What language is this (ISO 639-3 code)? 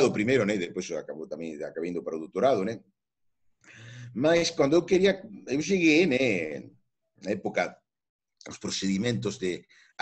spa